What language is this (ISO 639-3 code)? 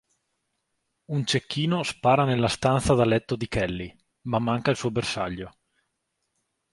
ita